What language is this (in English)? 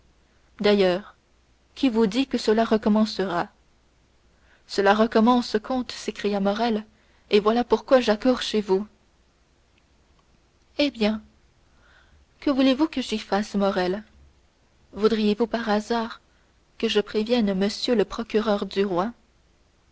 French